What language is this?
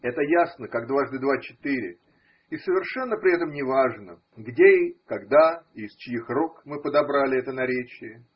Russian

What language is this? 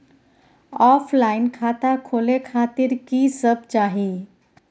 Maithili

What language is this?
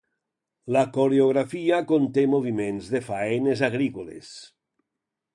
Catalan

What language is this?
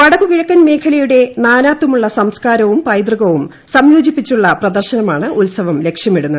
Malayalam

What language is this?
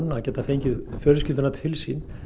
Icelandic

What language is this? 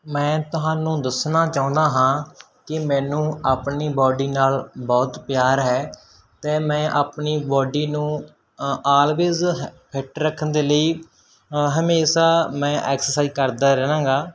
Punjabi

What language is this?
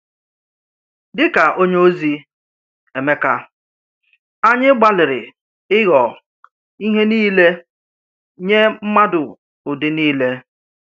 Igbo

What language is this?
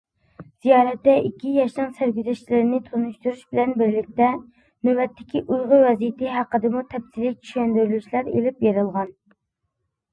Uyghur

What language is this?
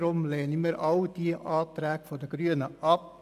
Swiss German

